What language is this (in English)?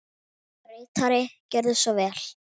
Icelandic